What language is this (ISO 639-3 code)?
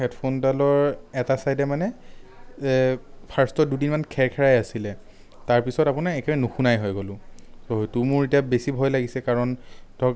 asm